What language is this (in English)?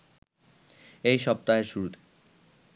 Bangla